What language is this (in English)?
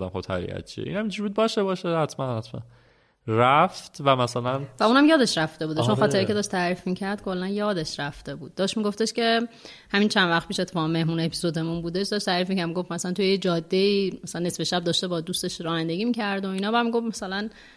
Persian